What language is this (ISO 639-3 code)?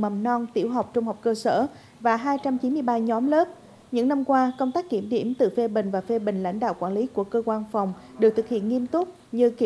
vie